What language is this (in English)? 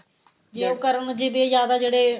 Punjabi